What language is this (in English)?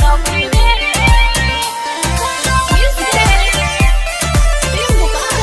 Korean